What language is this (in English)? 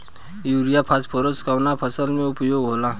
Bhojpuri